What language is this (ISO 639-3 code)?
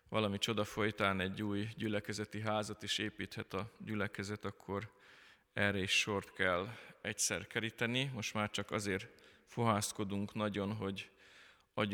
hun